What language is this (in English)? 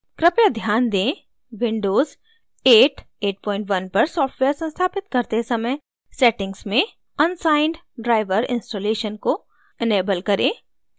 Hindi